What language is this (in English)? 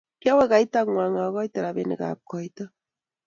Kalenjin